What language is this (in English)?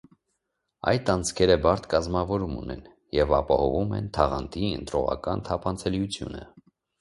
Armenian